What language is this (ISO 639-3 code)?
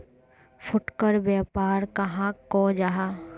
mag